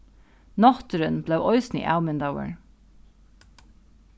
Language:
Faroese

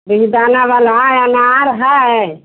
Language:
Hindi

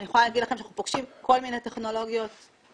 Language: Hebrew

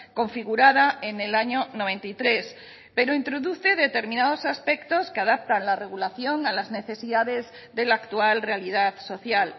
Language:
Spanish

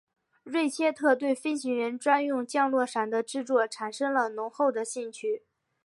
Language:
Chinese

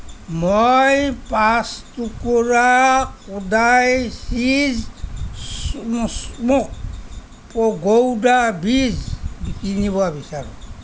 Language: Assamese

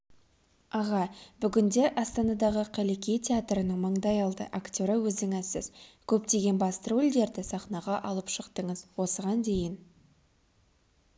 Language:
Kazakh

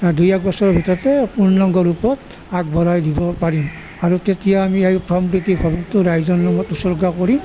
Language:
Assamese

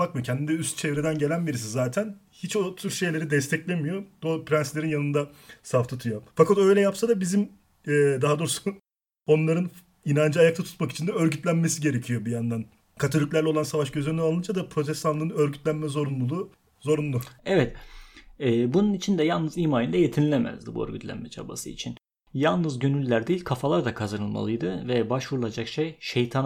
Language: Turkish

